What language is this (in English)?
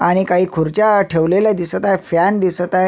Marathi